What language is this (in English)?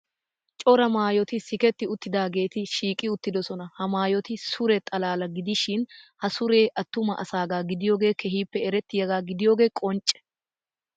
Wolaytta